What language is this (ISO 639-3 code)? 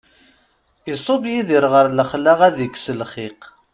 kab